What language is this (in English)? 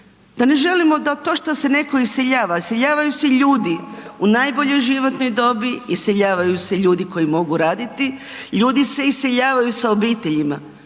Croatian